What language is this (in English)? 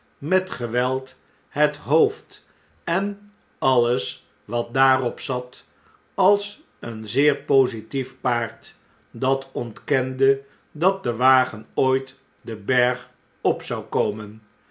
Dutch